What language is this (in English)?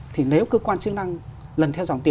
Vietnamese